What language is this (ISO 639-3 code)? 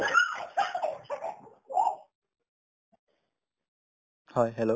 asm